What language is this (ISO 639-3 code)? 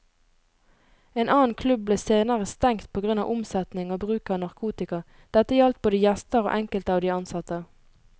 nor